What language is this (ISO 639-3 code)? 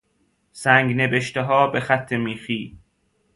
fas